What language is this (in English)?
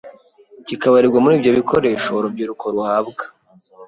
Kinyarwanda